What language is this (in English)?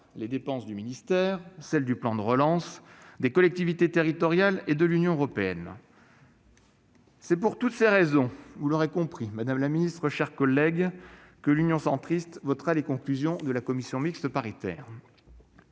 French